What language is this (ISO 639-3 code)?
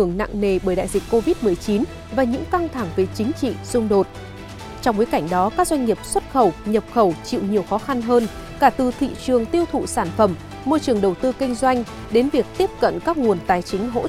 vie